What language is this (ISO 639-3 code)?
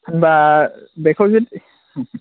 brx